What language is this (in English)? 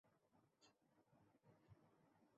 Bangla